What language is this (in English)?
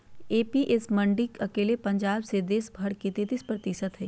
Magahi